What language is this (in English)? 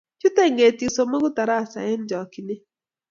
Kalenjin